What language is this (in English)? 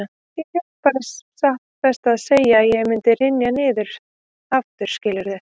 Icelandic